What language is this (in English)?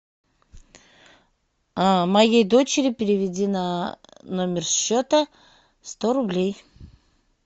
Russian